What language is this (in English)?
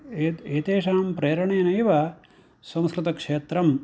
Sanskrit